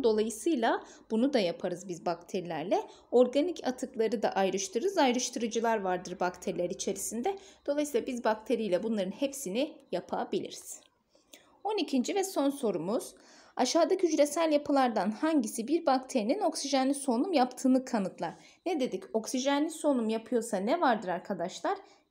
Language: Turkish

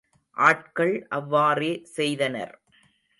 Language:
Tamil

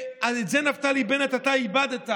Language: Hebrew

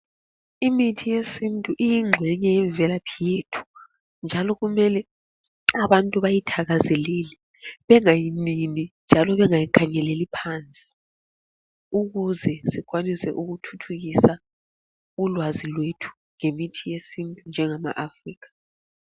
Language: North Ndebele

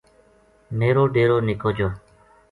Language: Gujari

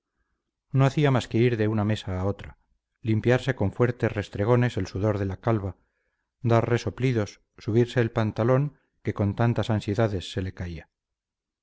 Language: Spanish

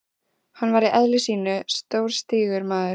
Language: Icelandic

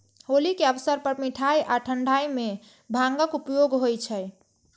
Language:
Maithili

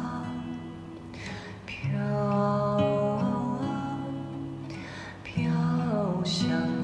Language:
Chinese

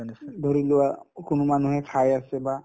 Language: Assamese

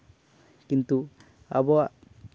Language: Santali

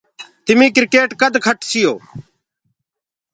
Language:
Gurgula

